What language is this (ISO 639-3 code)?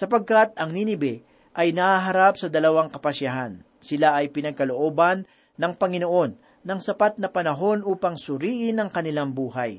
fil